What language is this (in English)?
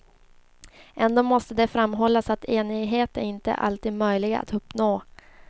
Swedish